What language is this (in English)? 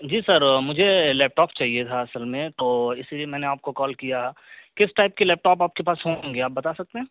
Urdu